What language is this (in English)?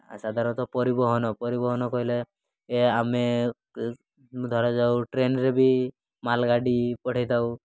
Odia